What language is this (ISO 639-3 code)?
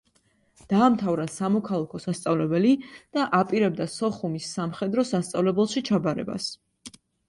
kat